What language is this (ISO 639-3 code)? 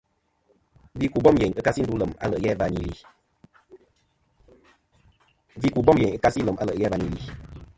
bkm